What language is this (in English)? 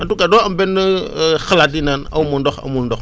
Wolof